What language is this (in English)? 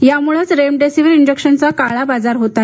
Marathi